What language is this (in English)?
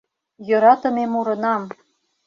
Mari